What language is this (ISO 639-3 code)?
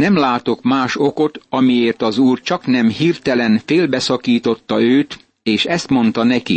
hun